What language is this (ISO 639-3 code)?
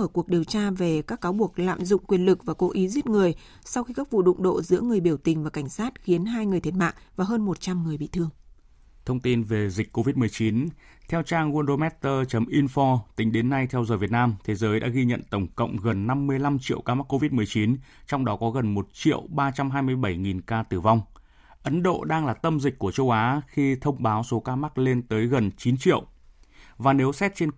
vie